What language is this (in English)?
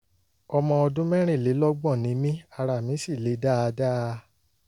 Yoruba